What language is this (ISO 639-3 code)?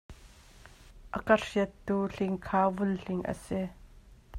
cnh